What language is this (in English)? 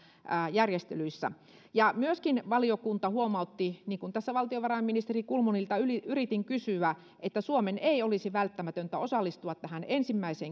Finnish